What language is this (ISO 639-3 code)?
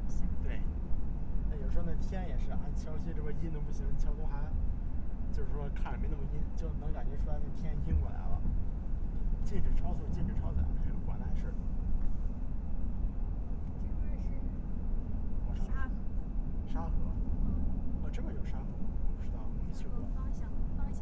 zho